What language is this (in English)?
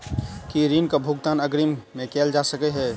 Maithili